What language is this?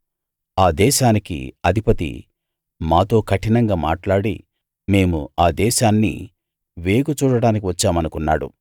Telugu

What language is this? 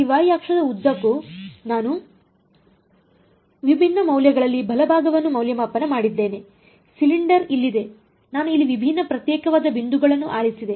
Kannada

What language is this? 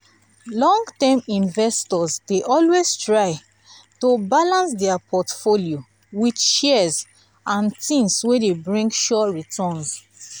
Nigerian Pidgin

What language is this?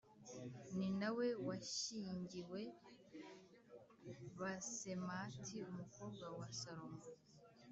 Kinyarwanda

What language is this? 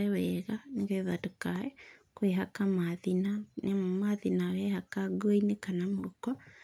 Kikuyu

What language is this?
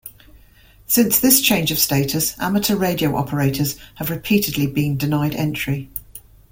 English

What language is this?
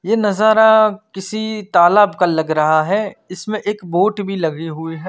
Hindi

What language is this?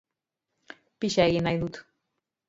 Basque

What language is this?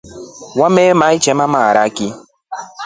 Rombo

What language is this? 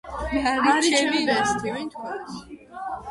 Georgian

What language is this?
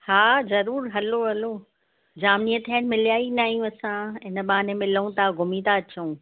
Sindhi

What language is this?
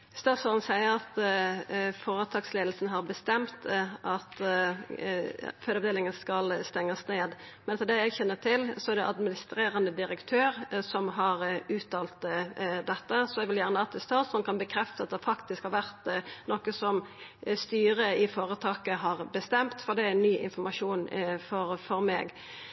Norwegian Nynorsk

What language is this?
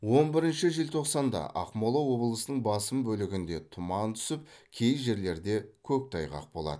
Kazakh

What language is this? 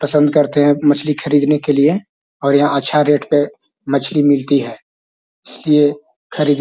Magahi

